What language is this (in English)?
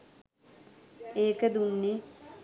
Sinhala